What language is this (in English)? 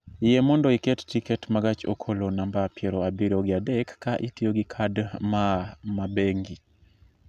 Luo (Kenya and Tanzania)